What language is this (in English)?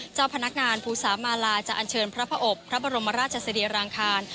Thai